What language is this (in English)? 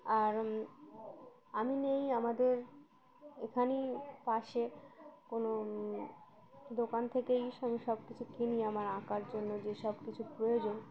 Bangla